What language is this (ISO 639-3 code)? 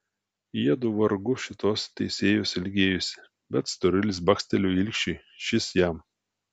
lit